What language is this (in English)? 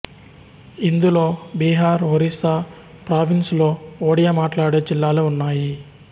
Telugu